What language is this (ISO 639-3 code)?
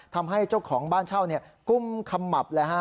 tha